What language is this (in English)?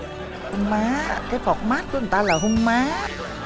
Vietnamese